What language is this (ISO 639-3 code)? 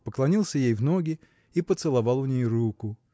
rus